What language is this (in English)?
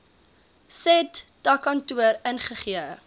Afrikaans